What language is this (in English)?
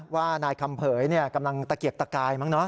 Thai